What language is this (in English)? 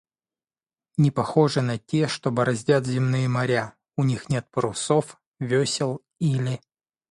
Russian